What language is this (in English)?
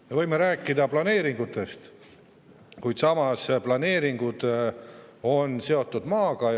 Estonian